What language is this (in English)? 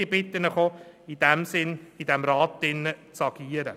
Swiss German